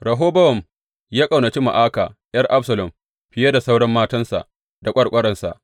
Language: Hausa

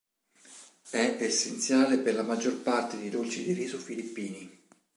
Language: Italian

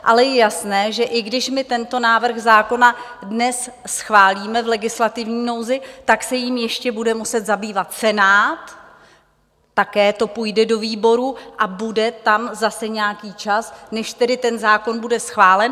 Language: Czech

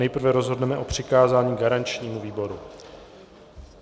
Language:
Czech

